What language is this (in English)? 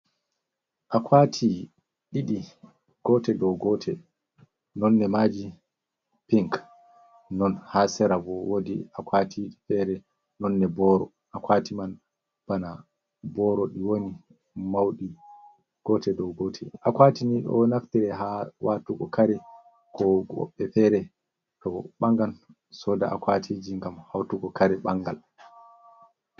Fula